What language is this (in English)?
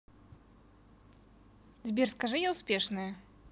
Russian